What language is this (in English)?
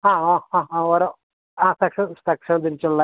Malayalam